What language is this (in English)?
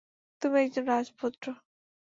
Bangla